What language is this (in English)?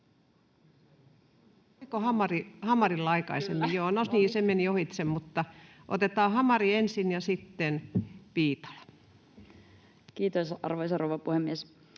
Finnish